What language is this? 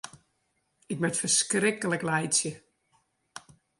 Western Frisian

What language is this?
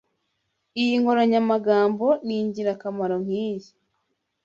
Kinyarwanda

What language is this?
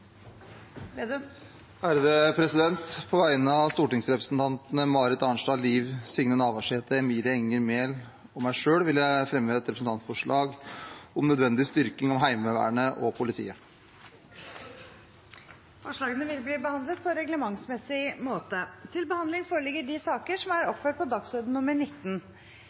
Norwegian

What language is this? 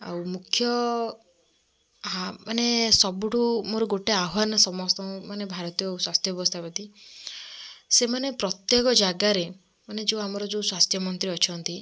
Odia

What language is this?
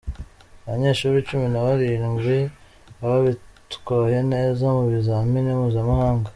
Kinyarwanda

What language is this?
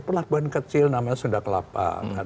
Indonesian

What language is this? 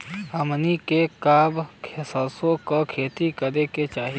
Bhojpuri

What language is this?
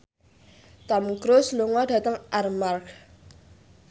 Javanese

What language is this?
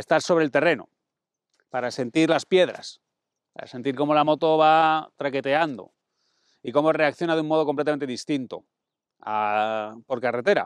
Spanish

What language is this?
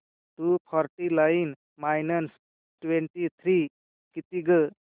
Marathi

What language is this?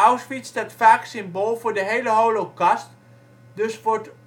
Dutch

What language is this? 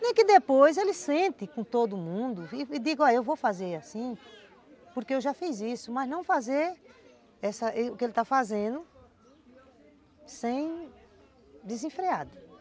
Portuguese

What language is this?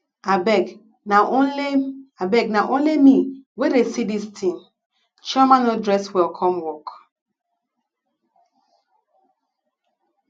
Nigerian Pidgin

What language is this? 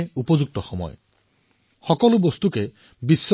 Assamese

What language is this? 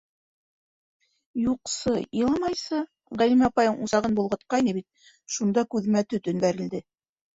Bashkir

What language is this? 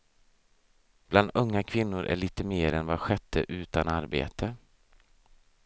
Swedish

